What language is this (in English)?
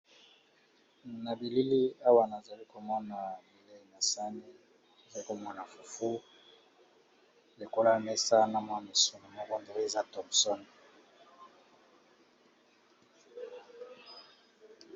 Lingala